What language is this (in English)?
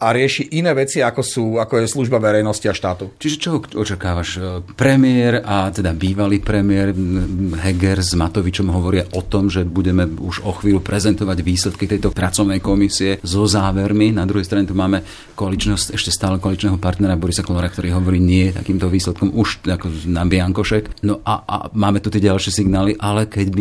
Slovak